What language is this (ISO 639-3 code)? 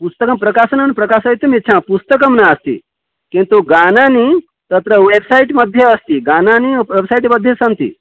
san